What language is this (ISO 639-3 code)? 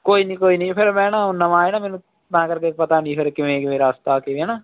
pan